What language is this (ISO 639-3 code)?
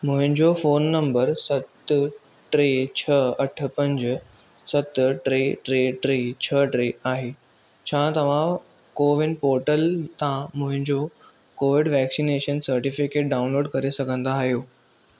snd